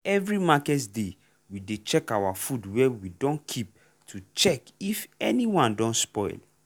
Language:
Nigerian Pidgin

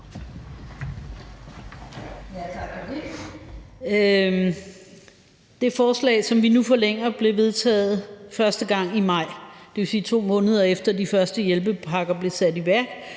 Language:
Danish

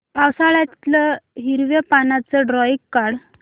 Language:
Marathi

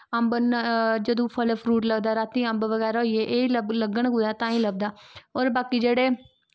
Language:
Dogri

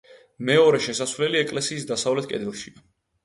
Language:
Georgian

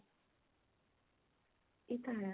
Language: Punjabi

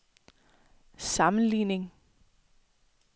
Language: Danish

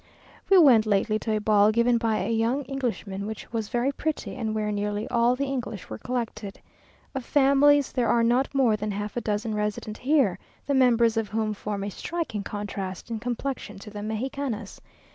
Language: English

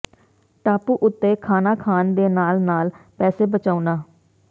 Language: Punjabi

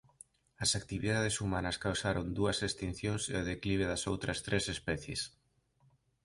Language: Galician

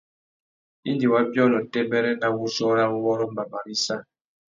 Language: Tuki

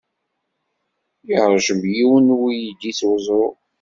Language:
Kabyle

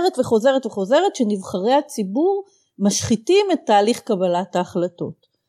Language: Hebrew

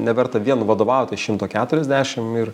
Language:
Lithuanian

